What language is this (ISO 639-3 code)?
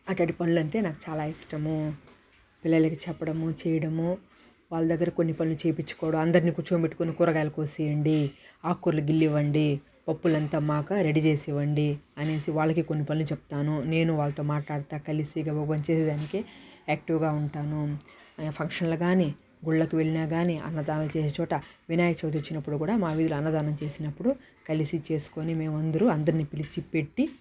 tel